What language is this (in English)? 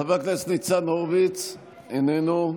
Hebrew